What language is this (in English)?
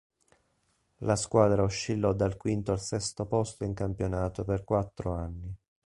Italian